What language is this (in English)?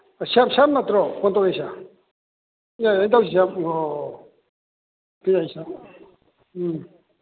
Manipuri